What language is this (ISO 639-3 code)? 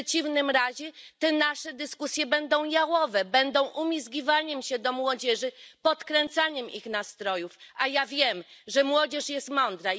pol